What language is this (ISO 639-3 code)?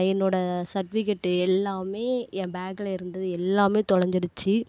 tam